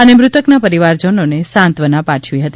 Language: Gujarati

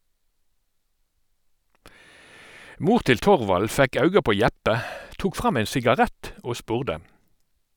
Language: Norwegian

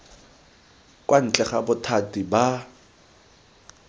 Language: Tswana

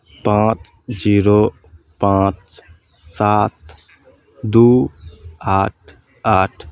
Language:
Maithili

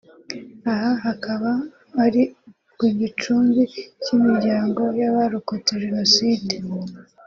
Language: Kinyarwanda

